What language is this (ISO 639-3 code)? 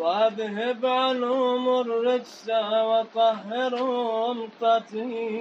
urd